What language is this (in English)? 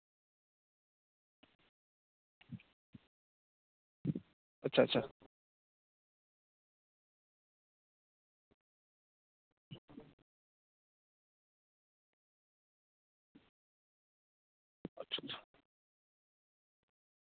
Santali